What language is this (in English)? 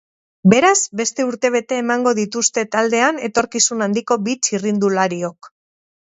Basque